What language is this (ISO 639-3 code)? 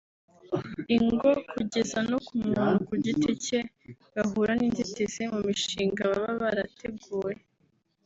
kin